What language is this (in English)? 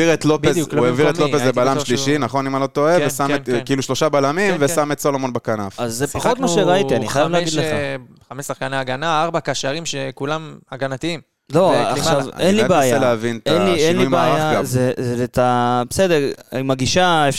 Hebrew